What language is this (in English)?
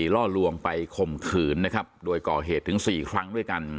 Thai